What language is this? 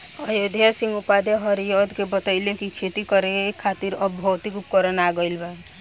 Bhojpuri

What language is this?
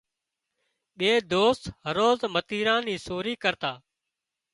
Wadiyara Koli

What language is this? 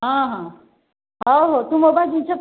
Odia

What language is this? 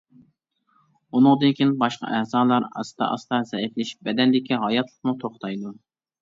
Uyghur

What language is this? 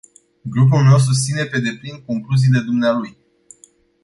Romanian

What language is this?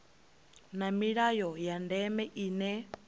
Venda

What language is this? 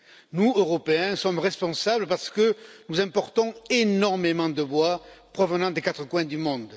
French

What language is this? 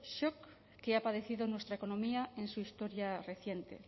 Spanish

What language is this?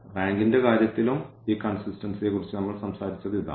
Malayalam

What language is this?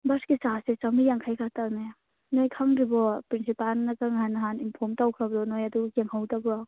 Manipuri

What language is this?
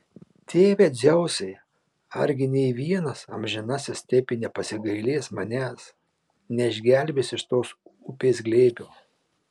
Lithuanian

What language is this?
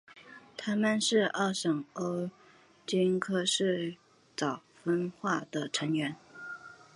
Chinese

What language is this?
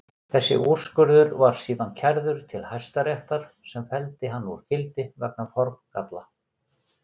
Icelandic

